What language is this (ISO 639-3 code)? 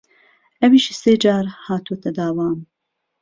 ckb